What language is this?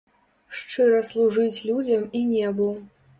Belarusian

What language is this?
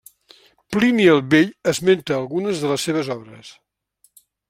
Catalan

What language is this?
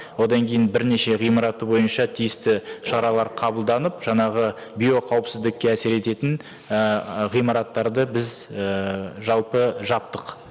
Kazakh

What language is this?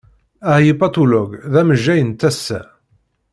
Kabyle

